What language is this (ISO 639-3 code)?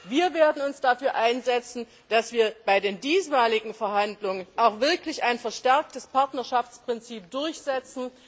deu